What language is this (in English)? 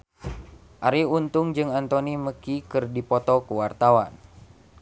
Sundanese